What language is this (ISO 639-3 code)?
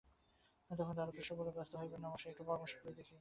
ben